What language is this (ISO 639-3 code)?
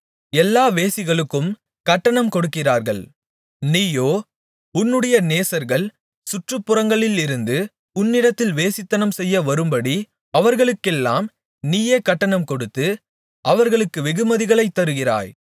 tam